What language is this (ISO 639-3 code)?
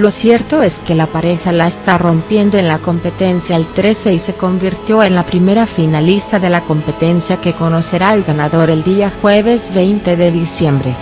spa